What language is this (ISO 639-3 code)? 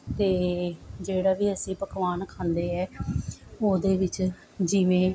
pan